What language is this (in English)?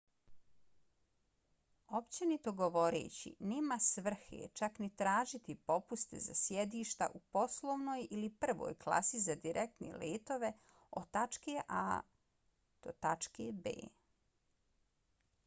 Bosnian